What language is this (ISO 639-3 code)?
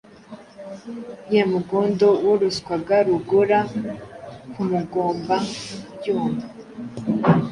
kin